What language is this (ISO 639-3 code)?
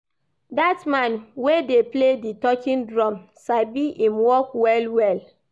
pcm